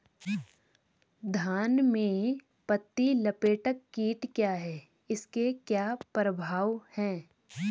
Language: Hindi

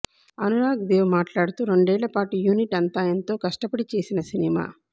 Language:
Telugu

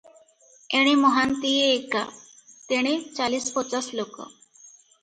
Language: Odia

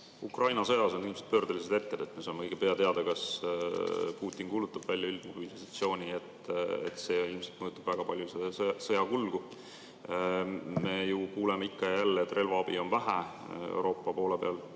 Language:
Estonian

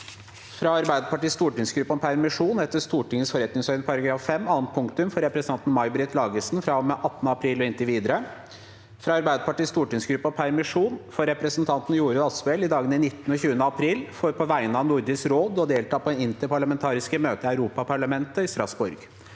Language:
Norwegian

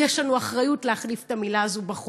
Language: Hebrew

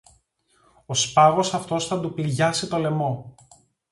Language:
Greek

